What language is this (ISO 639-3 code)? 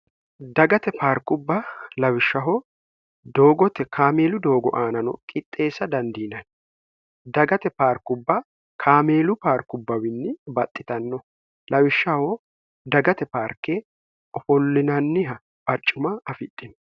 sid